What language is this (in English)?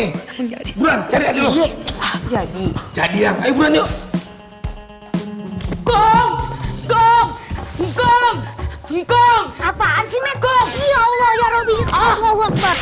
Indonesian